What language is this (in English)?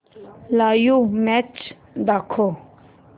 Marathi